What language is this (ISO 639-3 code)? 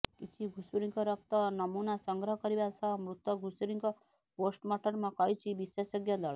ori